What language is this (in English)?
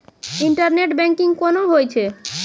Maithili